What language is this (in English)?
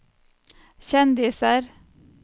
Norwegian